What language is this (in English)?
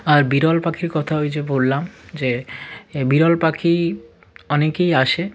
Bangla